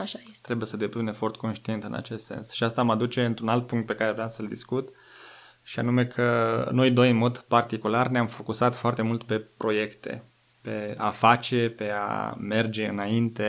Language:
Romanian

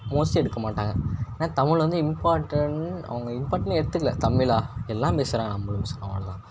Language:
Tamil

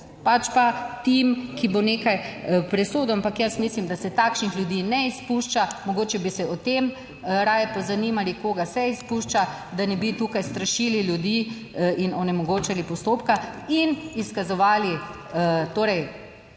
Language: Slovenian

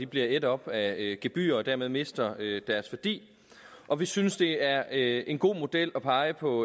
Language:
Danish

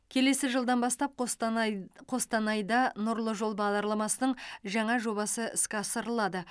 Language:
Kazakh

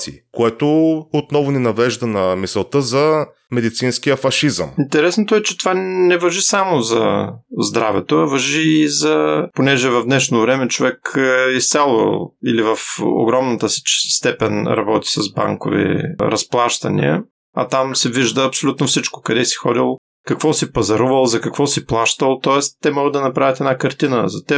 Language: Bulgarian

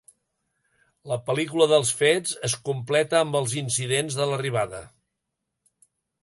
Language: Catalan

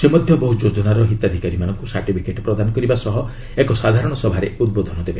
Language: Odia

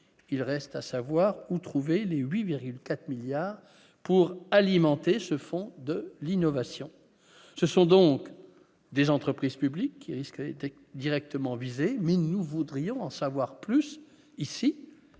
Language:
French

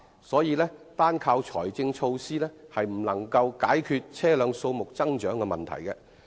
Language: Cantonese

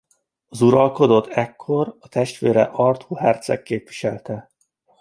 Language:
Hungarian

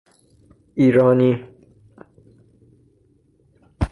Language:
Persian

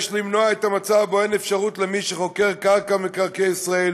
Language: Hebrew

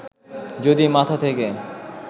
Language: Bangla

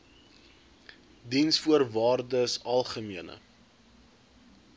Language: Afrikaans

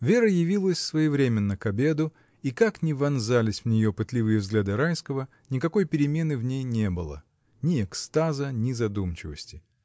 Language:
Russian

